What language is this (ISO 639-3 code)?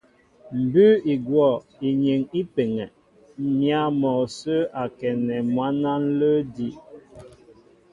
mbo